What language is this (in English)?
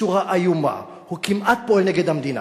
Hebrew